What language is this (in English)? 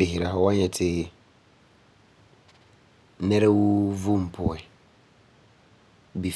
Frafra